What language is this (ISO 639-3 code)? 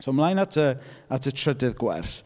cym